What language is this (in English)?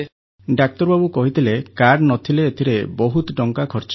Odia